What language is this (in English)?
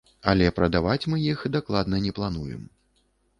Belarusian